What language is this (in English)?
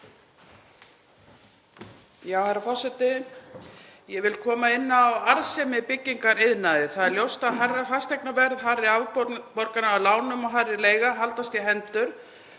Icelandic